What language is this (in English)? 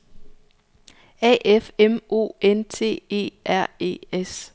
Danish